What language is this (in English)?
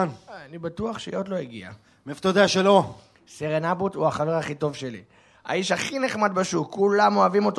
Hebrew